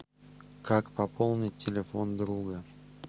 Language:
Russian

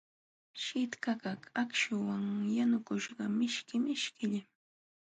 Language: Jauja Wanca Quechua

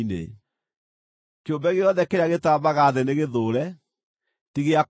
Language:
Kikuyu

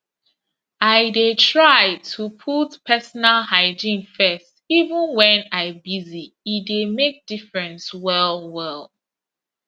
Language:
Nigerian Pidgin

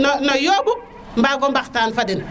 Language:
Serer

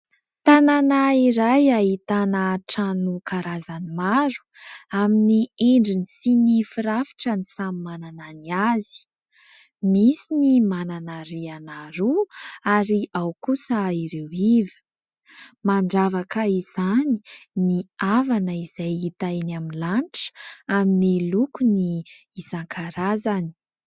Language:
Malagasy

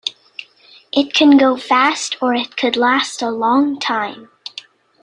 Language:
English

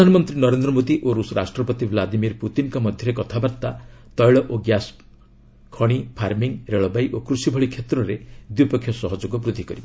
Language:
Odia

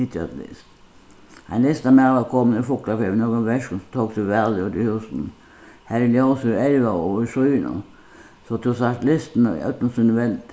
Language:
Faroese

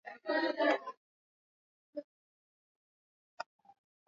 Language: Swahili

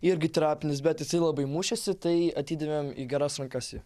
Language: Lithuanian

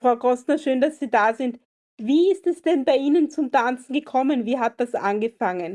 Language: German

